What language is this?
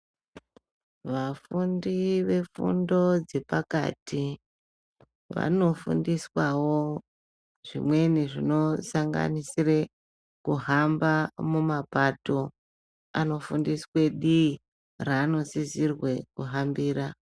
Ndau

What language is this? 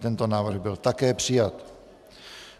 Czech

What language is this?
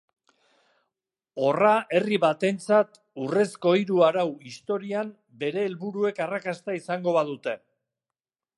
Basque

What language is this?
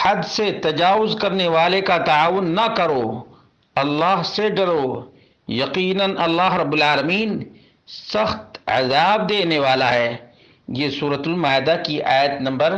Arabic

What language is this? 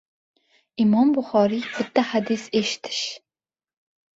Uzbek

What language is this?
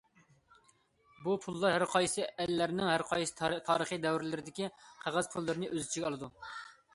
Uyghur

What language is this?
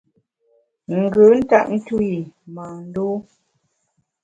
Bamun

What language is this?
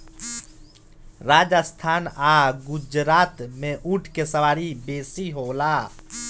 Bhojpuri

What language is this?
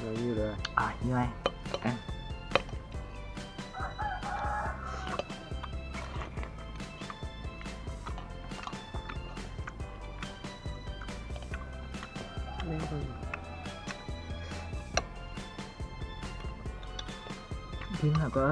Vietnamese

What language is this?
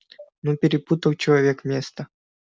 Russian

